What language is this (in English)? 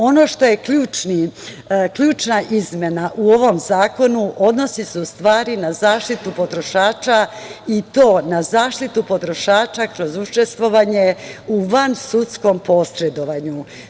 Serbian